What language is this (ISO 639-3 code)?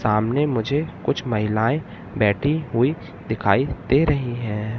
hin